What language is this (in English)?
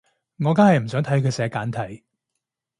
Cantonese